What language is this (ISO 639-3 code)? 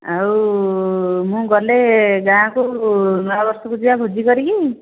ori